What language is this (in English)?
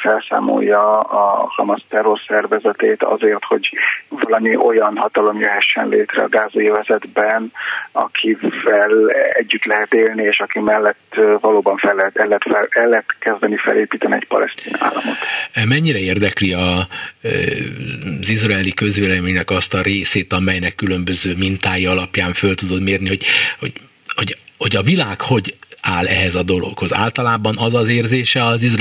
Hungarian